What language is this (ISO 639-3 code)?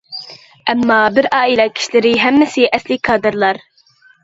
uig